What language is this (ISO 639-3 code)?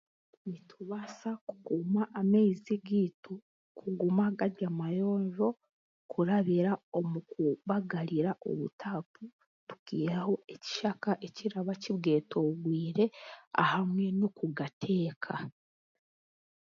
cgg